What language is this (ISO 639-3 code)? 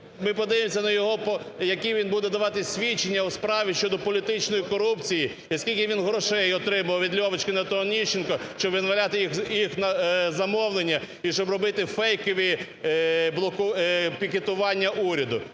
ukr